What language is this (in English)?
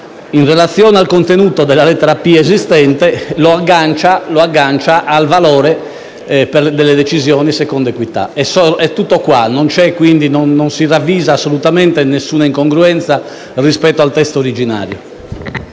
Italian